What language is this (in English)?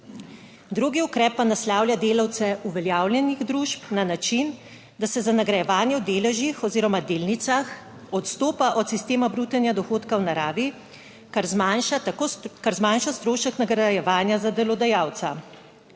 Slovenian